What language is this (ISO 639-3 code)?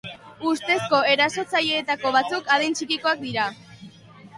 eus